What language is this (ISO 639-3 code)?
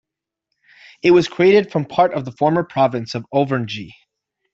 eng